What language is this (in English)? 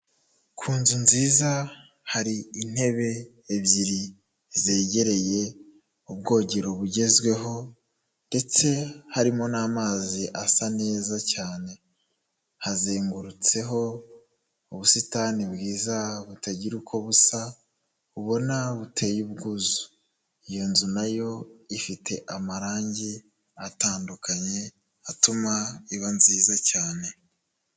Kinyarwanda